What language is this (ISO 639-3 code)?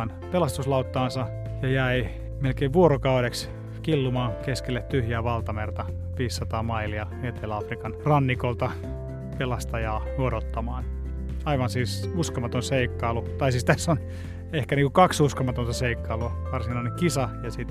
fin